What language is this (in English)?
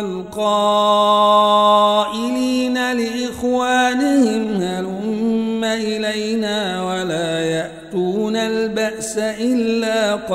Arabic